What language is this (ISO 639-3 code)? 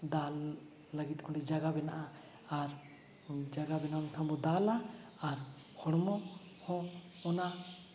sat